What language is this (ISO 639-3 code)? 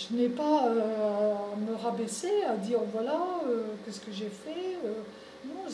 fra